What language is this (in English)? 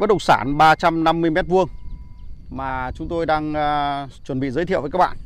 Vietnamese